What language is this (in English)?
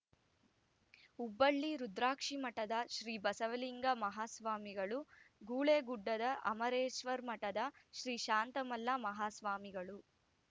Kannada